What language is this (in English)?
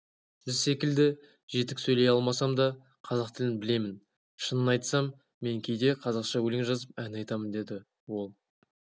Kazakh